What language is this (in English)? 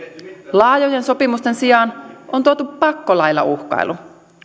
Finnish